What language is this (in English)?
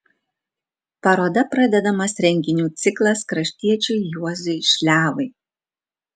Lithuanian